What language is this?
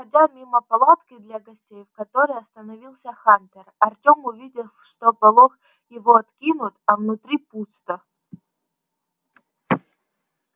Russian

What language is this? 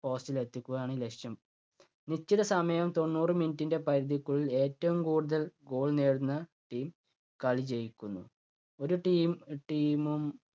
Malayalam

